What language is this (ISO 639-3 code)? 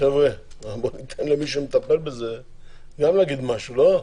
heb